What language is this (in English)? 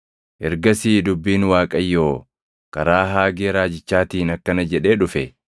Oromo